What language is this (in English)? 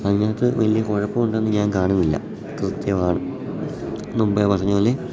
Malayalam